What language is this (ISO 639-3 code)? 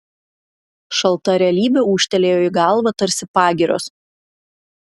lit